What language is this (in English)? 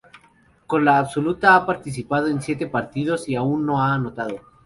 Spanish